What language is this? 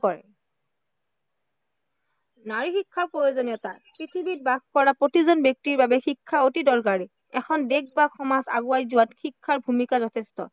Assamese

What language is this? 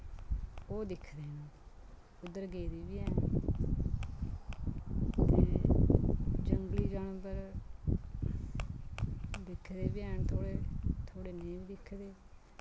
Dogri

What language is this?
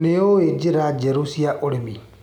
Kikuyu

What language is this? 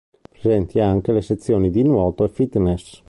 Italian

